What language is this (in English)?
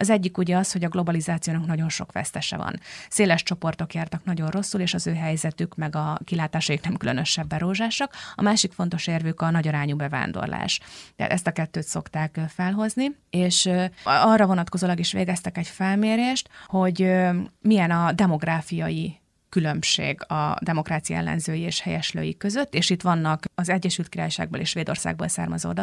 Hungarian